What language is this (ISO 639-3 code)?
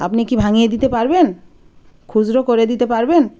ben